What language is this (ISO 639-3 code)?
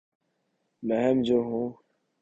urd